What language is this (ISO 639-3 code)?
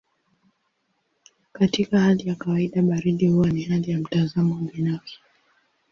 swa